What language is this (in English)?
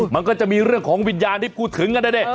Thai